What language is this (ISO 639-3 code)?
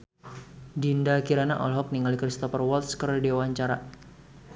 sun